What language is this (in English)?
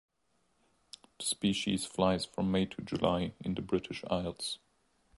English